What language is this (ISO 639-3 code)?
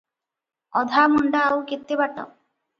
ori